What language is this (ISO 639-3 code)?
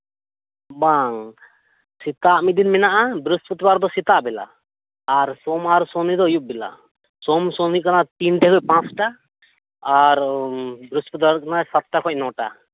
sat